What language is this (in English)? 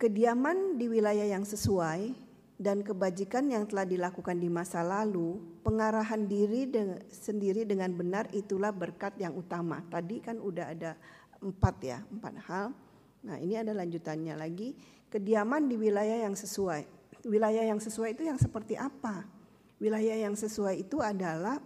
Indonesian